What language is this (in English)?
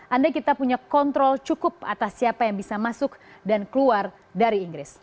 Indonesian